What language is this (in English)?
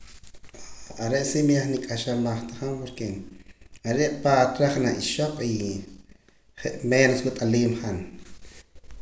Poqomam